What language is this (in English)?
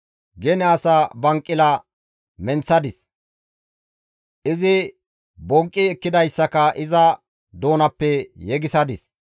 Gamo